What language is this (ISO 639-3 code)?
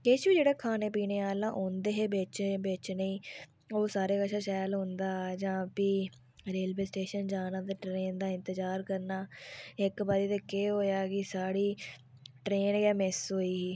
doi